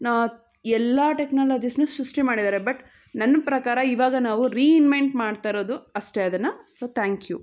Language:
Kannada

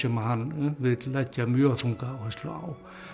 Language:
Icelandic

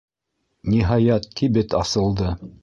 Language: Bashkir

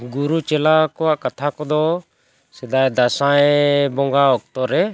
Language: Santali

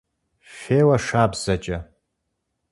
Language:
Kabardian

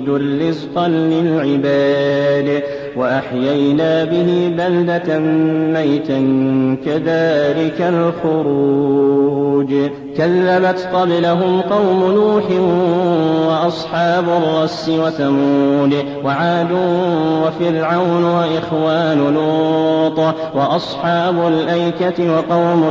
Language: Arabic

